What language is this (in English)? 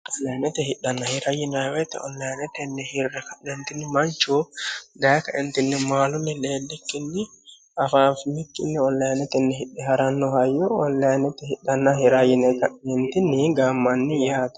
Sidamo